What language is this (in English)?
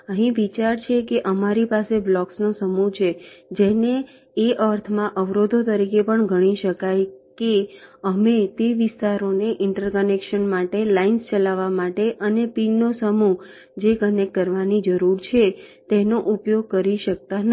Gujarati